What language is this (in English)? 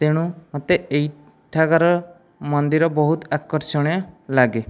Odia